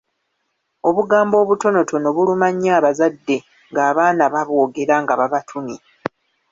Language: Ganda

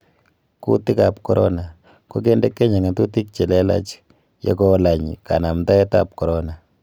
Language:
Kalenjin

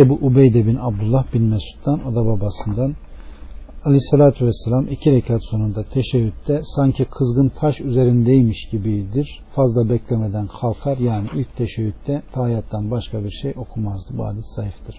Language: Turkish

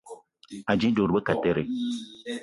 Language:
Eton (Cameroon)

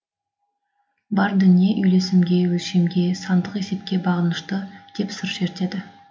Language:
Kazakh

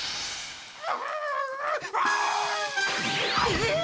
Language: Japanese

